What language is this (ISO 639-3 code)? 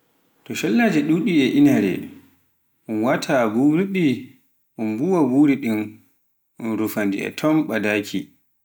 fuf